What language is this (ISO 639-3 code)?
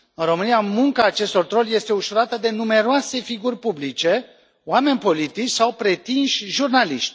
ron